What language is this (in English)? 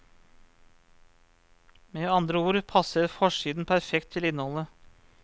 Norwegian